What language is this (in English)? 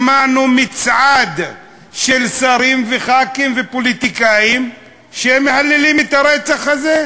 Hebrew